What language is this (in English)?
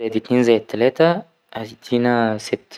Egyptian Arabic